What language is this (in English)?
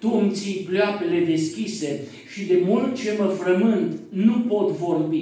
Romanian